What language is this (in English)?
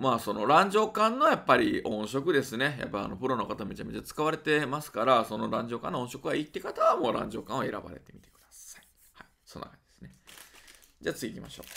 Japanese